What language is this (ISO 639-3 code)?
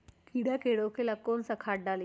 mag